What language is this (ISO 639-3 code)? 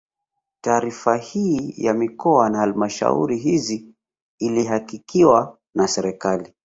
swa